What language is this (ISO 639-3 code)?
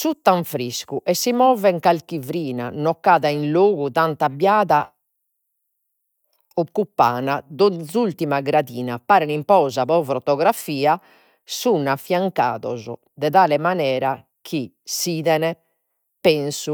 srd